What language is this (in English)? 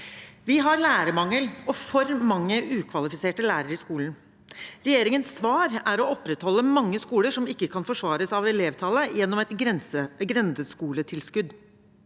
Norwegian